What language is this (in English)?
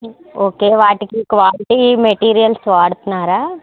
Telugu